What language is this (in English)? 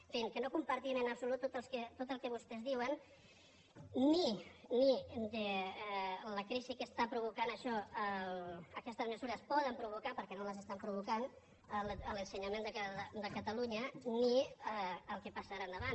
Catalan